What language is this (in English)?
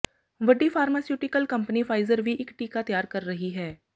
Punjabi